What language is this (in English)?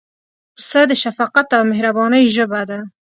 Pashto